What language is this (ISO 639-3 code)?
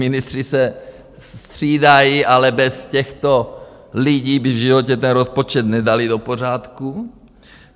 ces